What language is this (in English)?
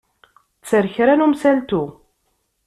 Kabyle